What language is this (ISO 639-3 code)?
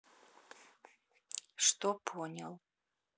rus